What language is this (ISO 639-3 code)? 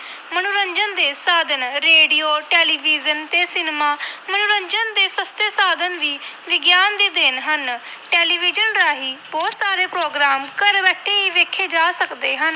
pan